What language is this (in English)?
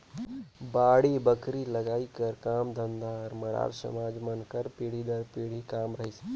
Chhattisgarhi